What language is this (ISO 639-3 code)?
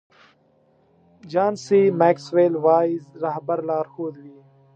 pus